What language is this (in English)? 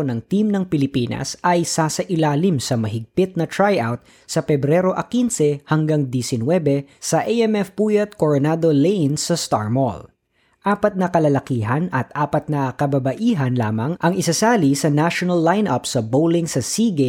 Filipino